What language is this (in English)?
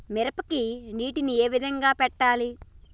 Telugu